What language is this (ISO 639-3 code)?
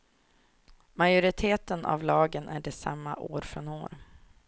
swe